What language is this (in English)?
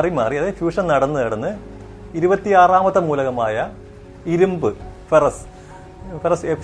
Malayalam